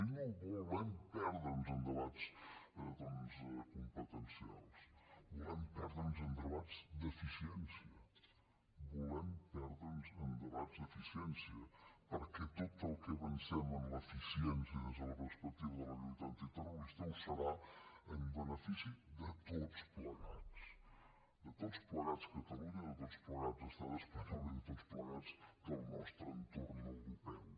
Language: Catalan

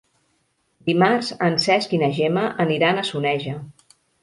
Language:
Catalan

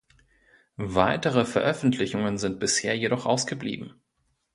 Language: German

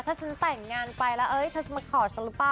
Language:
Thai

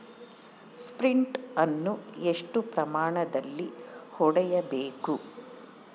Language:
Kannada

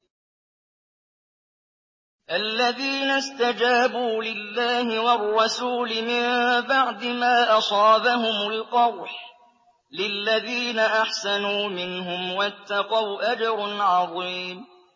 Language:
Arabic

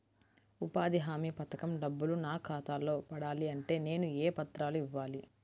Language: Telugu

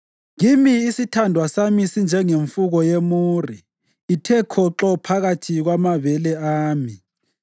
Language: North Ndebele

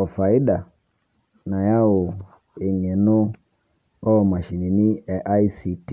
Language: Masai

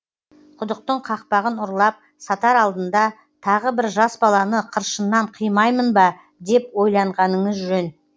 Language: Kazakh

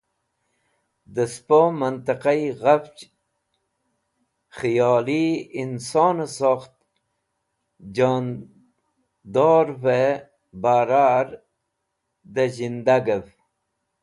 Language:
Wakhi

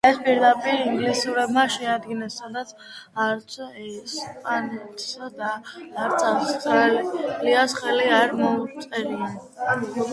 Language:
Georgian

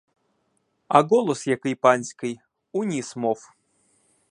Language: Ukrainian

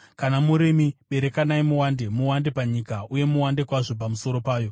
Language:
Shona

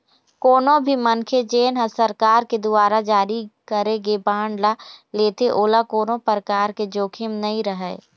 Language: Chhattisgarhi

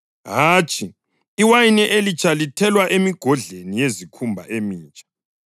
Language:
North Ndebele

